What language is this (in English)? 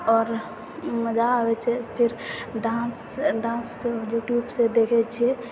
Maithili